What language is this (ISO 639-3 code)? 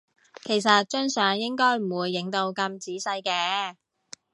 yue